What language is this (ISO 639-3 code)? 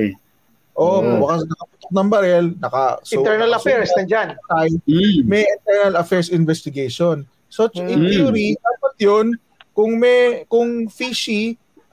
fil